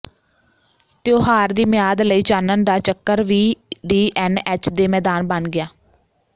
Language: Punjabi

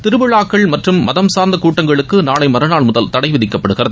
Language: Tamil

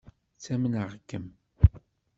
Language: Kabyle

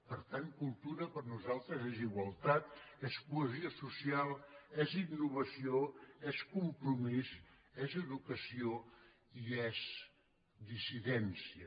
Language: Catalan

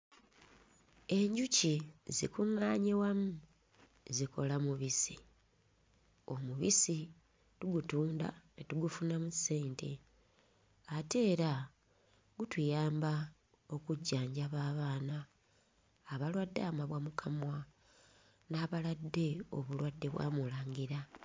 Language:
Ganda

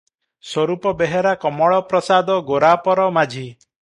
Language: Odia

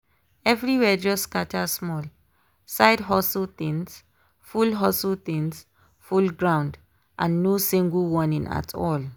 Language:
Nigerian Pidgin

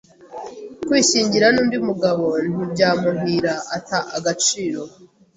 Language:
Kinyarwanda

